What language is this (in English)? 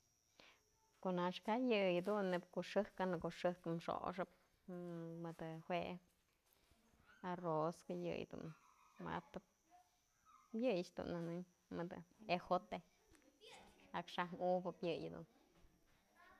Mazatlán Mixe